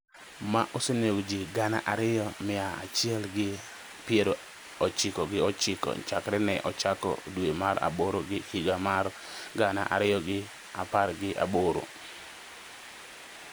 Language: Luo (Kenya and Tanzania)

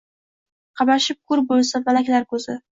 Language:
Uzbek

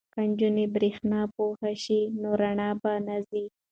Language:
Pashto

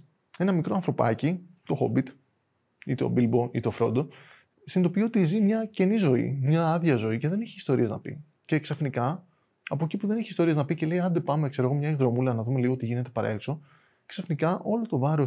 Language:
Greek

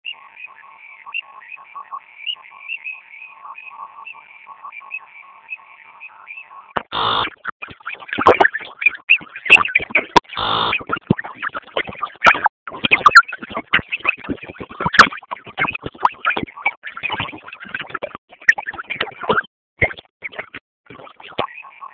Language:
Swahili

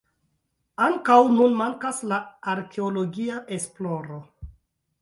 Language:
Esperanto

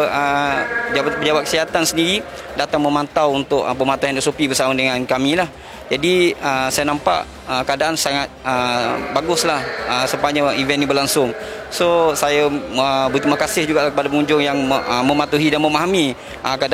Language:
Malay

